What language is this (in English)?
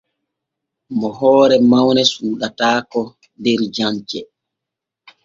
Borgu Fulfulde